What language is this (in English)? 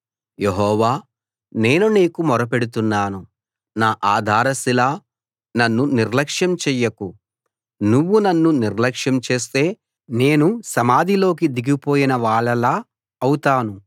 Telugu